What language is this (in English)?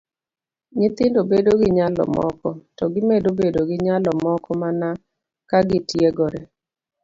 Luo (Kenya and Tanzania)